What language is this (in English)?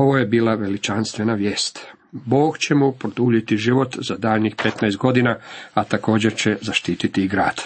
Croatian